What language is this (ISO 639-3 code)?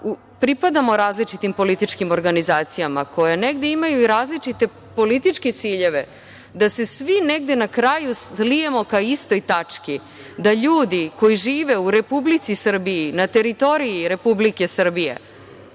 srp